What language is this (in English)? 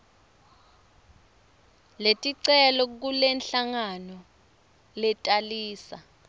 Swati